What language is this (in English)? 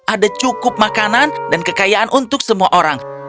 Indonesian